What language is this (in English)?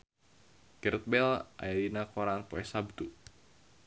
Sundanese